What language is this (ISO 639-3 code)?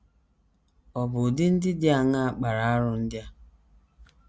ibo